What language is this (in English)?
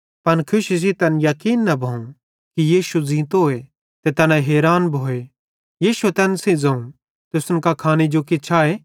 Bhadrawahi